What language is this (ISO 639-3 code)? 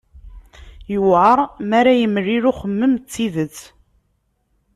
kab